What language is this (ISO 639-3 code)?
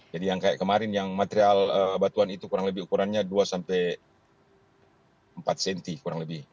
ind